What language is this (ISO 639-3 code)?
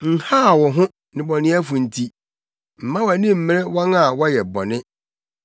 aka